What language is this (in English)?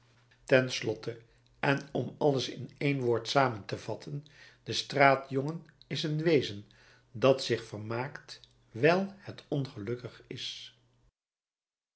Dutch